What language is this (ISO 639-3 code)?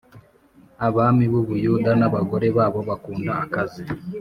kin